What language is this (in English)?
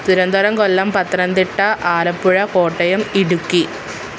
Malayalam